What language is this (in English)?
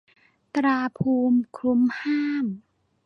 Thai